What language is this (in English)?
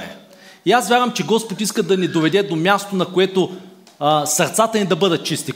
Bulgarian